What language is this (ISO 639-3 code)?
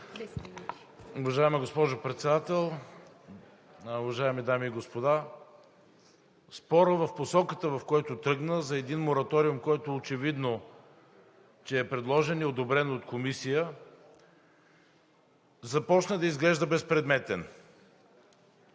bul